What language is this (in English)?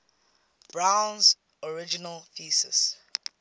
English